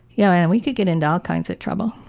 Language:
English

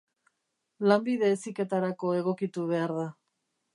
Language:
Basque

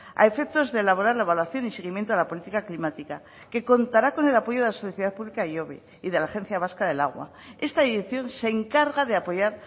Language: Spanish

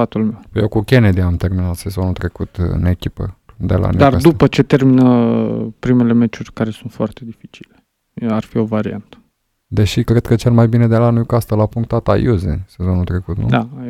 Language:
Romanian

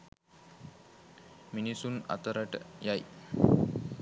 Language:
Sinhala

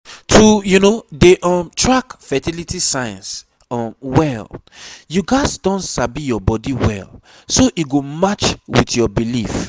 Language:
Nigerian Pidgin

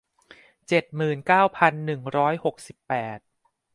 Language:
Thai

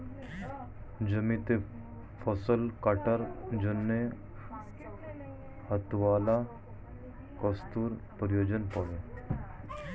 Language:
Bangla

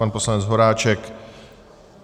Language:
Czech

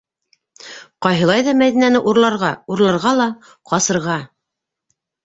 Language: Bashkir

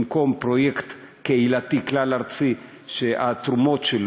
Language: Hebrew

